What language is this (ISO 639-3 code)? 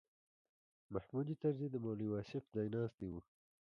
pus